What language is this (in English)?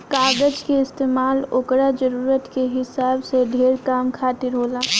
Bhojpuri